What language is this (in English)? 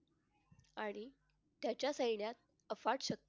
Marathi